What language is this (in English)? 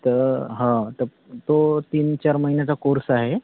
Marathi